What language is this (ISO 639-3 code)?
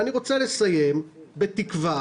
heb